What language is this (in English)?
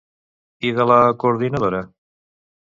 Catalan